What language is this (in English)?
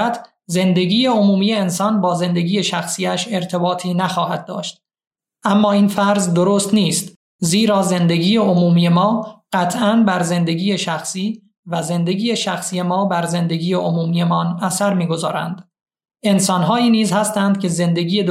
Persian